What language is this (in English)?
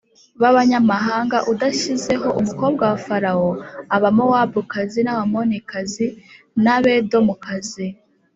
Kinyarwanda